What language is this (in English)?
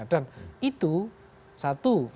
Indonesian